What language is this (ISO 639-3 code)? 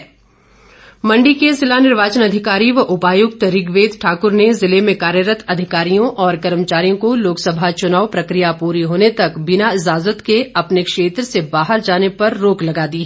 hin